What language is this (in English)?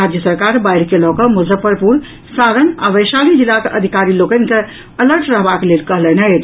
Maithili